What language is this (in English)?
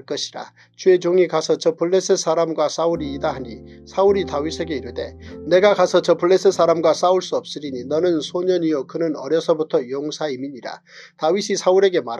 Korean